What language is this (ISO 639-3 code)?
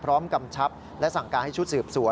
tha